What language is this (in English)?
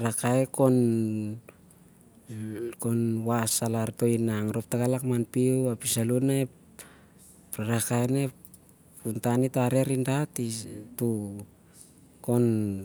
Siar-Lak